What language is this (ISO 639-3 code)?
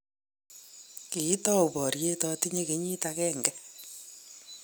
kln